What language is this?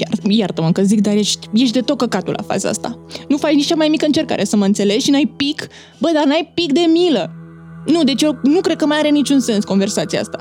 Romanian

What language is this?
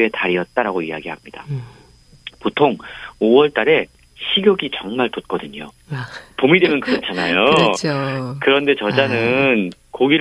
Korean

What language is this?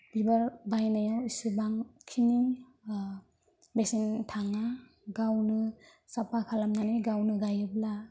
Bodo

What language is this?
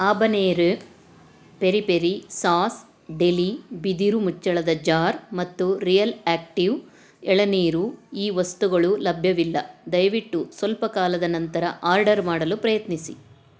Kannada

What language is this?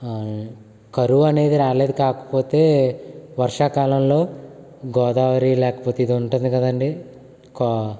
Telugu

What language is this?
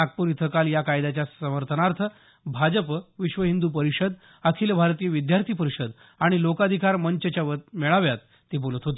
Marathi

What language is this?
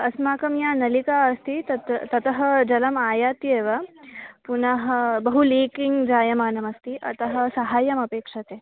Sanskrit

